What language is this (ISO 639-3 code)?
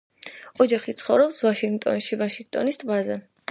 kat